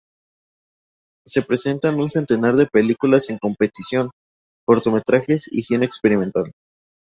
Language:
Spanish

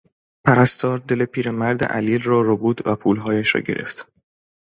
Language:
Persian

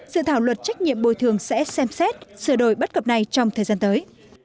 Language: Vietnamese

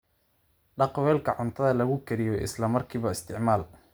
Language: Somali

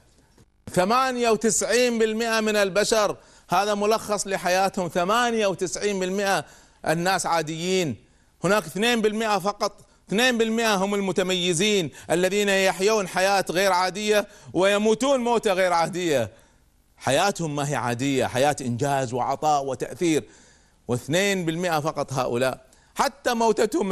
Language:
Arabic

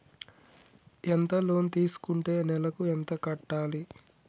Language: Telugu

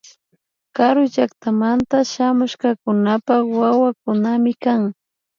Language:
Imbabura Highland Quichua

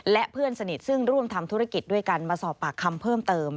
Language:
Thai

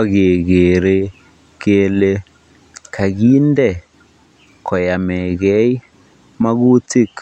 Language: Kalenjin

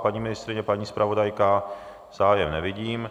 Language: Czech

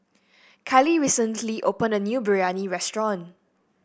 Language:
English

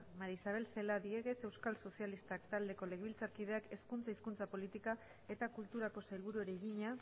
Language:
Basque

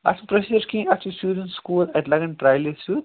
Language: Kashmiri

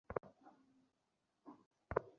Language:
Bangla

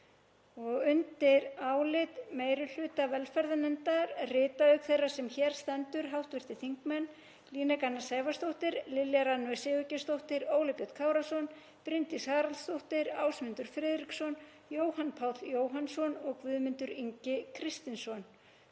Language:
Icelandic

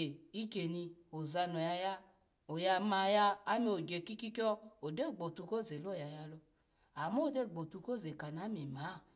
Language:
Alago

